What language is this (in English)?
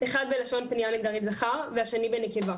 Hebrew